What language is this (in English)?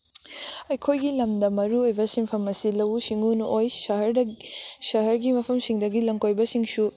Manipuri